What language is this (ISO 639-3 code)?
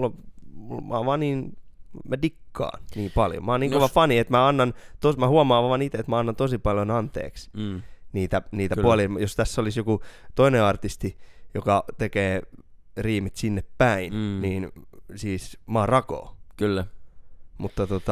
fin